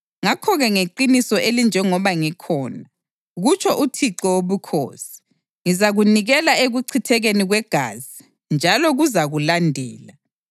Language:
North Ndebele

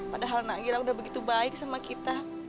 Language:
Indonesian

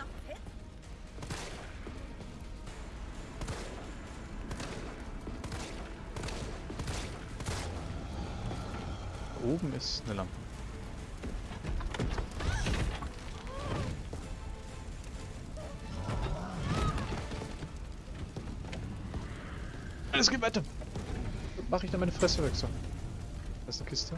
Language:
German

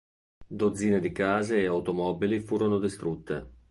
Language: Italian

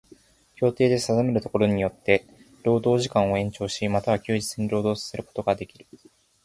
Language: Japanese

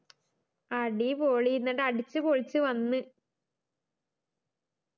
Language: Malayalam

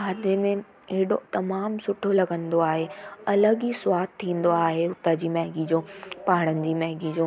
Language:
Sindhi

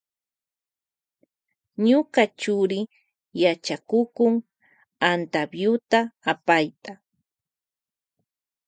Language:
Loja Highland Quichua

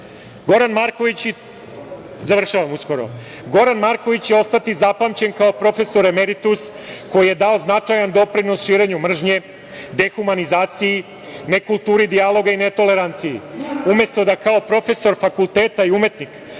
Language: Serbian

